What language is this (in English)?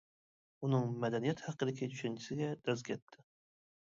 Uyghur